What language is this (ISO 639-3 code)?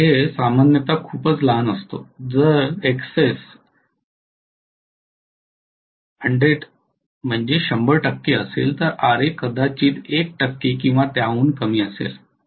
mar